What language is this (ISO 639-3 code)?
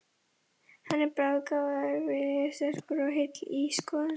isl